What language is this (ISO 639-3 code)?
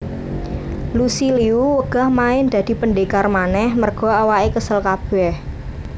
jav